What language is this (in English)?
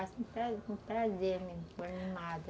Portuguese